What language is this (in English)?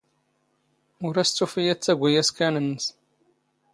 Standard Moroccan Tamazight